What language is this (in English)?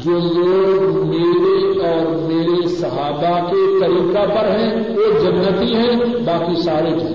Urdu